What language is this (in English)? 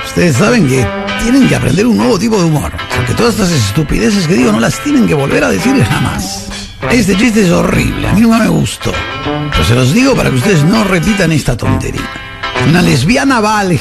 Spanish